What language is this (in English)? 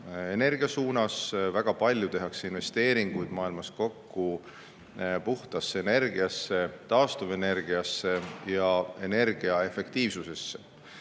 Estonian